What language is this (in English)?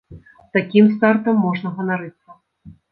Belarusian